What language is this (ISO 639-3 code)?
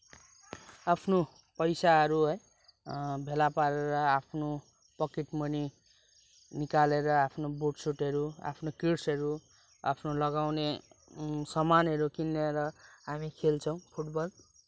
nep